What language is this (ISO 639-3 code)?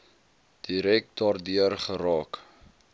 afr